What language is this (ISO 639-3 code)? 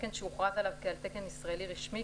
heb